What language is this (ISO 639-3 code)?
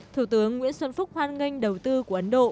vie